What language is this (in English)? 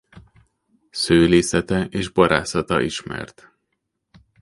Hungarian